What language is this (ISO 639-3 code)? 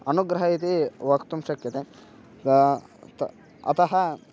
san